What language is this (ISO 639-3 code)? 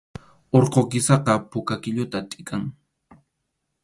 qxu